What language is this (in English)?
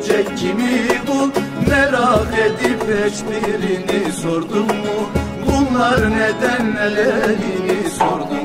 Turkish